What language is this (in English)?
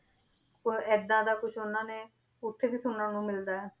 Punjabi